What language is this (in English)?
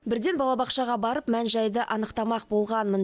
Kazakh